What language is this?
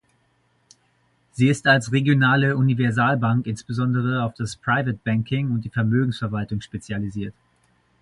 German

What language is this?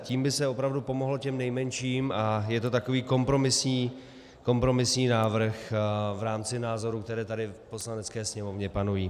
Czech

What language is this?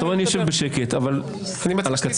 Hebrew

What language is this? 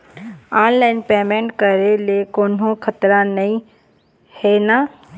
Chhattisgarhi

